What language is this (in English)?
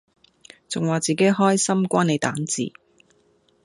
Cantonese